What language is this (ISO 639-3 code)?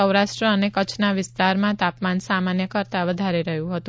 guj